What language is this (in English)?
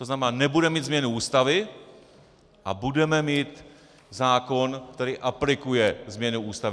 Czech